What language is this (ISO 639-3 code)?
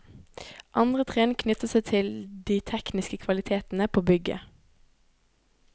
nor